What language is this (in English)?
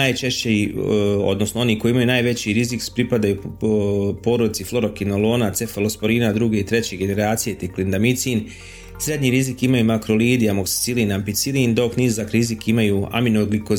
Croatian